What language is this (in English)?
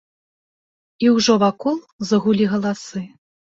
Belarusian